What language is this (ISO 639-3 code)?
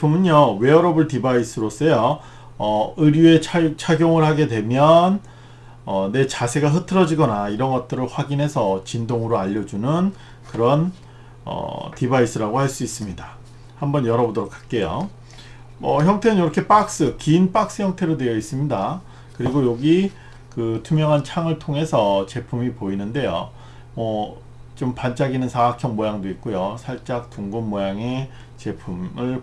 kor